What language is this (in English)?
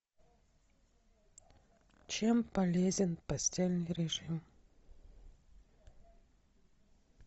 Russian